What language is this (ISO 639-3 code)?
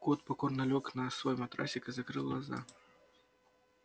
rus